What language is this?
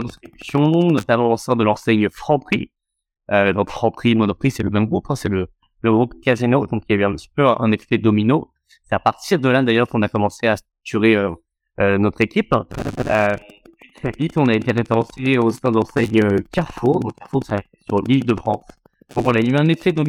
French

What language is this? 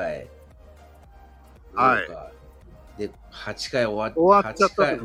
Japanese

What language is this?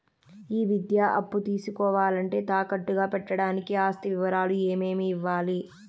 Telugu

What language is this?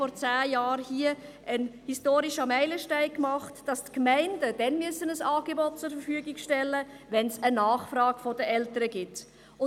Swiss German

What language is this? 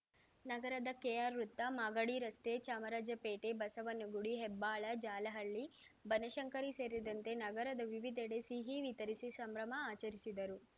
Kannada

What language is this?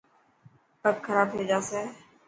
Dhatki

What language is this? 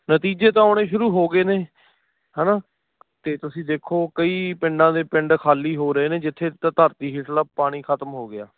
Punjabi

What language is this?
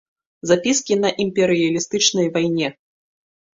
Belarusian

